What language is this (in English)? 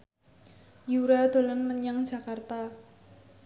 Javanese